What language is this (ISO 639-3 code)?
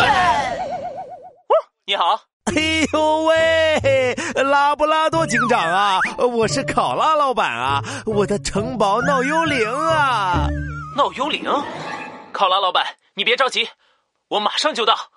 zho